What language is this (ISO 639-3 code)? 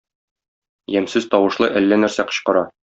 tat